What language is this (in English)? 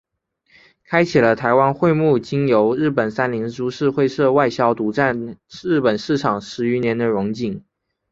Chinese